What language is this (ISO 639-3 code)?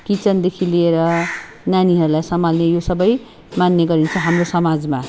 nep